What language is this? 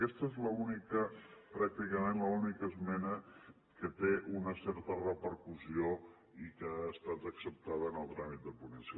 Catalan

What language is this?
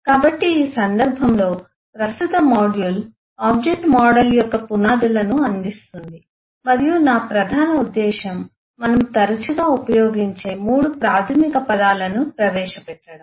Telugu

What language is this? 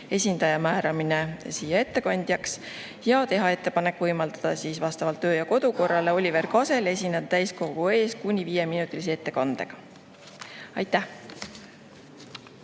Estonian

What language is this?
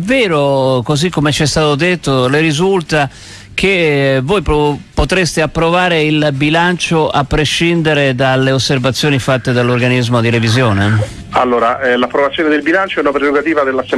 Italian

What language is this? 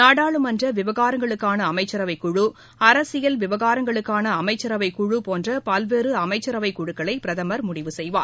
Tamil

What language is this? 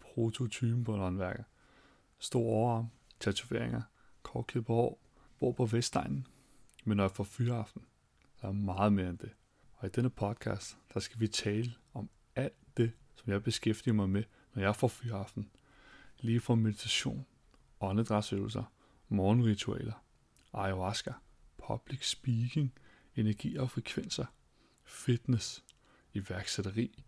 Danish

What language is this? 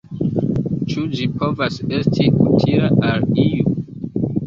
Esperanto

